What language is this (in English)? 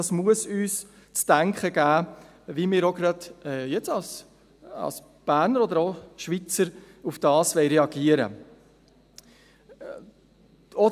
Swiss German